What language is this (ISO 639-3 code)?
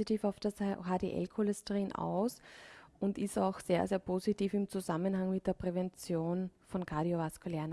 deu